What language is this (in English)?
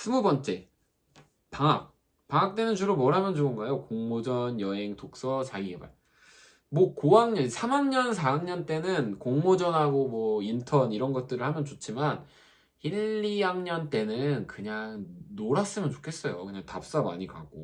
Korean